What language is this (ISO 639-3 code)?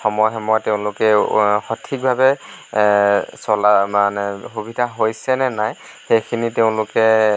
asm